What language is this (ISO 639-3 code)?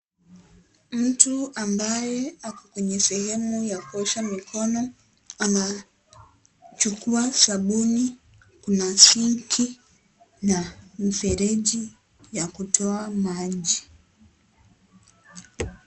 swa